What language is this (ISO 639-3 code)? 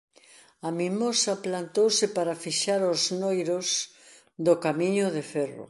glg